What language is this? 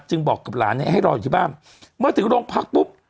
Thai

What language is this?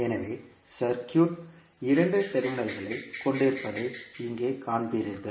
Tamil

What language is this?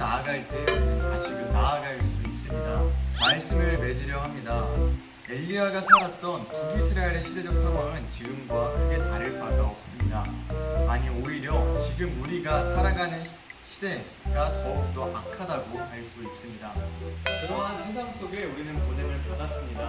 Korean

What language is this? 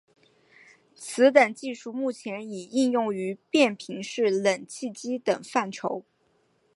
Chinese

